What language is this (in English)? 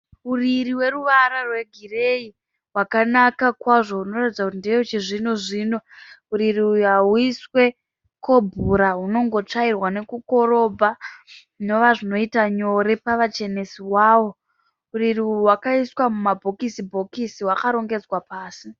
Shona